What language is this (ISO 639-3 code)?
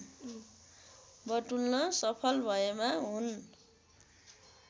nep